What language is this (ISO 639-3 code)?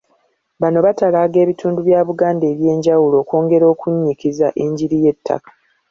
lug